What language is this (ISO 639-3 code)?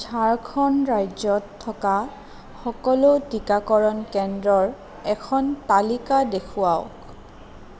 asm